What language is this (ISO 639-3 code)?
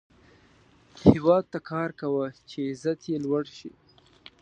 pus